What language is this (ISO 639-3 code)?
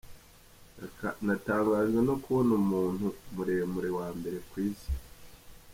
kin